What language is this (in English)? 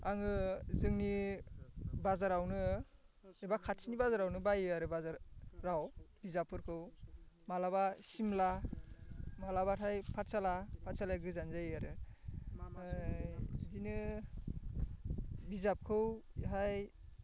Bodo